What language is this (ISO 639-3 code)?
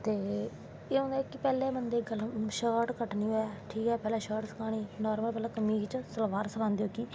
doi